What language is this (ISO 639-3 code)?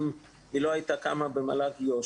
heb